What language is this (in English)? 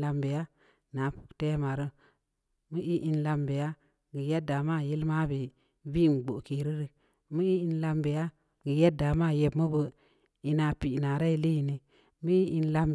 Samba Leko